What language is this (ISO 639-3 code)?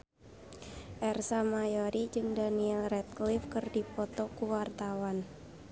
sun